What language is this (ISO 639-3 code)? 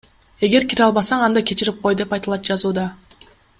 kir